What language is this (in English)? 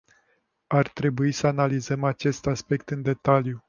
Romanian